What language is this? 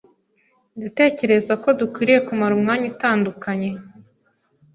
Kinyarwanda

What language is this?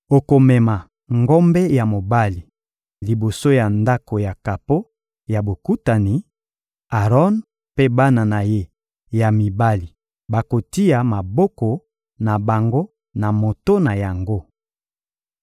Lingala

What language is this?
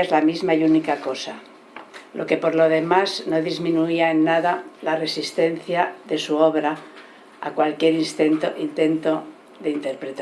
Spanish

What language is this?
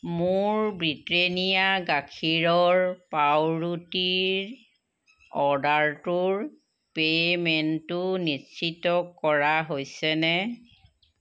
Assamese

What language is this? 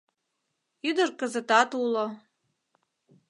Mari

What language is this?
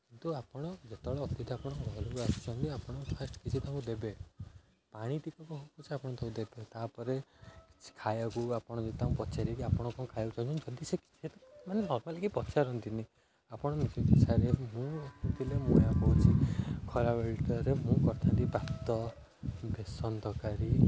Odia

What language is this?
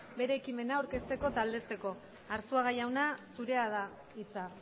Basque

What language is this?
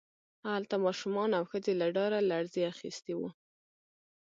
Pashto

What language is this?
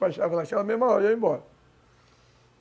Portuguese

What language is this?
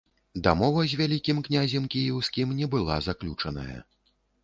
Belarusian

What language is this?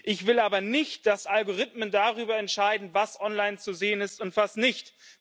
German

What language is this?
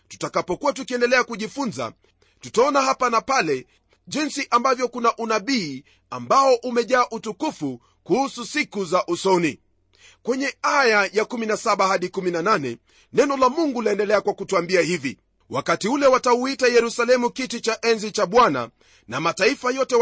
Swahili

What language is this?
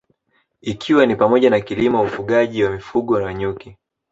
Swahili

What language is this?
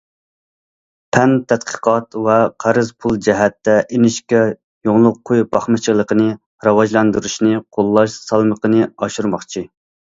Uyghur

